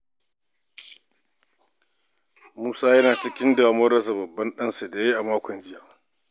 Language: Hausa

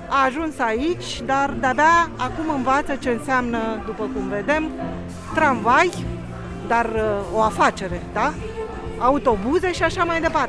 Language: Romanian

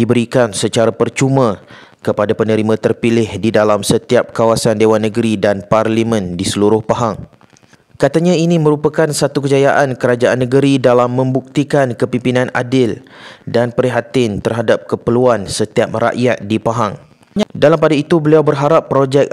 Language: Malay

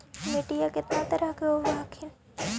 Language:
Magahi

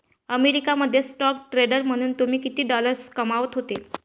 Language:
Marathi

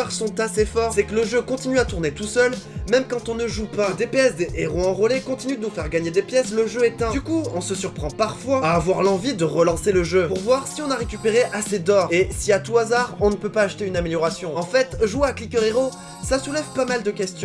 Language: French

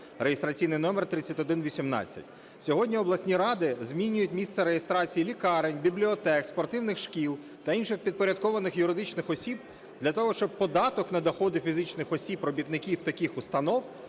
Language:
Ukrainian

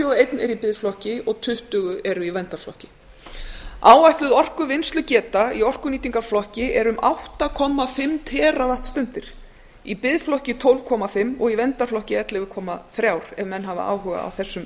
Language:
Icelandic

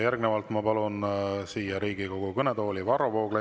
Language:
Estonian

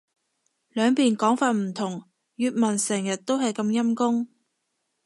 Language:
Cantonese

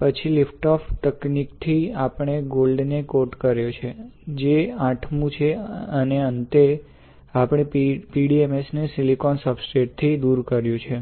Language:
Gujarati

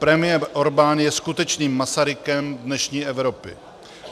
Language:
Czech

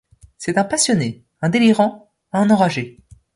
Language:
French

